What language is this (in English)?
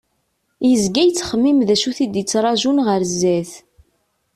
Kabyle